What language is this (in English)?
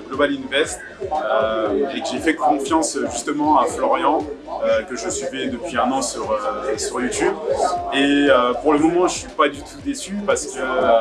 French